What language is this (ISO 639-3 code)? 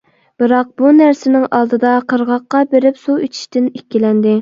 uig